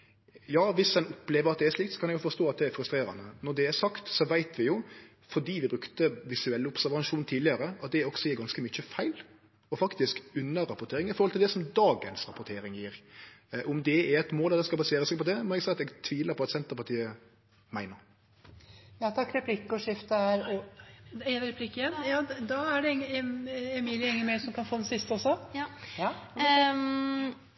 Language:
Norwegian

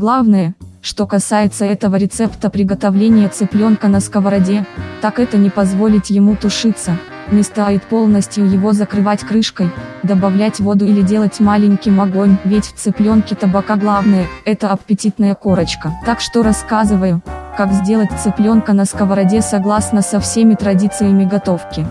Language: Russian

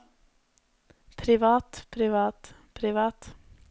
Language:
Norwegian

